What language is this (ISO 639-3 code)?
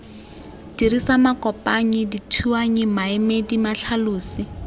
tsn